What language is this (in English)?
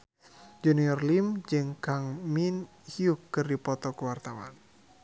Sundanese